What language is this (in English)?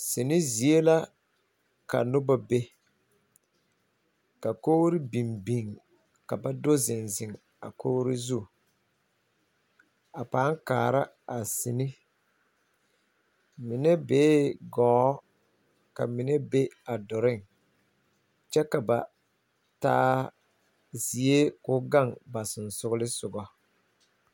Southern Dagaare